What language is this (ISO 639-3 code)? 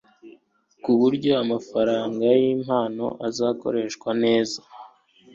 kin